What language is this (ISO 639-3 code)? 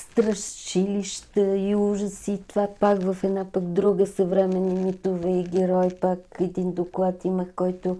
bul